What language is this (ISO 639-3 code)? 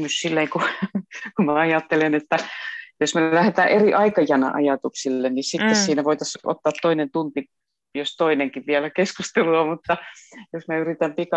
fin